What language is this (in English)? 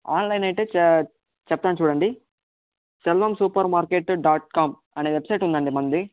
Telugu